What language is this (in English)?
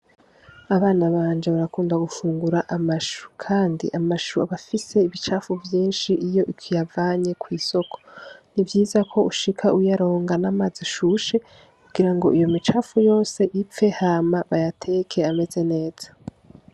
Rundi